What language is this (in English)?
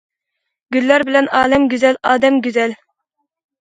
Uyghur